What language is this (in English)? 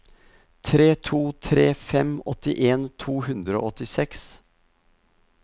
Norwegian